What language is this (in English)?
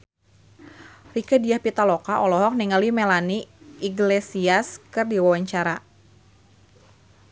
Sundanese